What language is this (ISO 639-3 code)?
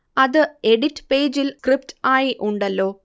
mal